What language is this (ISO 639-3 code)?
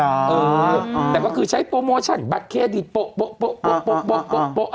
tha